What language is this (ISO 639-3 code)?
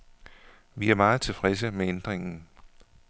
dan